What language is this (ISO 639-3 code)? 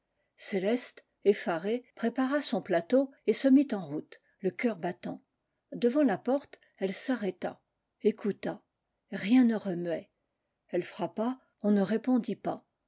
fra